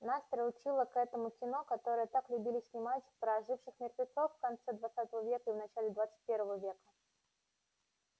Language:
Russian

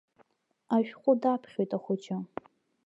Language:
Abkhazian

